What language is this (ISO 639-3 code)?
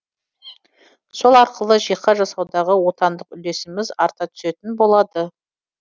kaz